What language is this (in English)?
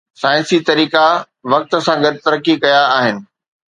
Sindhi